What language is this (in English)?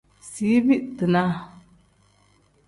Tem